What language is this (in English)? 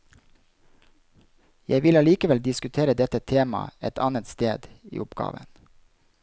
Norwegian